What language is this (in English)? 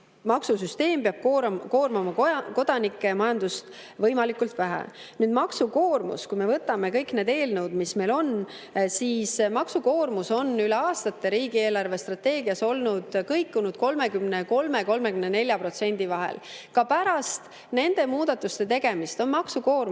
Estonian